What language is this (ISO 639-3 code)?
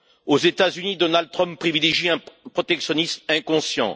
fra